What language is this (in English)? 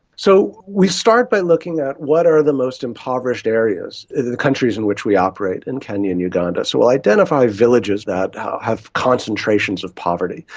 English